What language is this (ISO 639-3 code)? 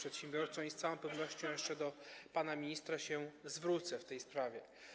pol